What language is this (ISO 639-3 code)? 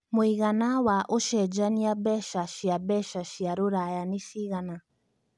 kik